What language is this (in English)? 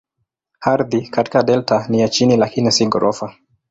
Swahili